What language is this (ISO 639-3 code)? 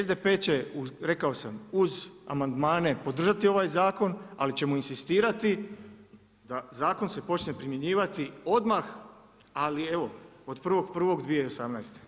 hrv